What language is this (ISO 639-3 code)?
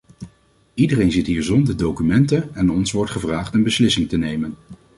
nld